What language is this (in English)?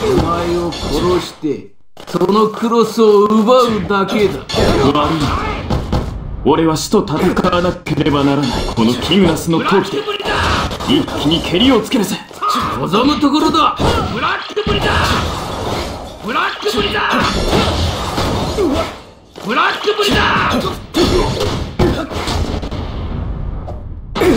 Japanese